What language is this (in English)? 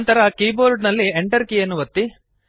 Kannada